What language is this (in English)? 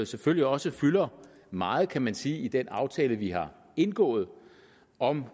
Danish